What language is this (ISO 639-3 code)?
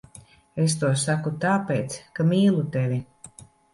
lav